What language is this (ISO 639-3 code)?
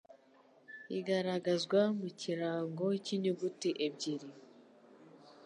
kin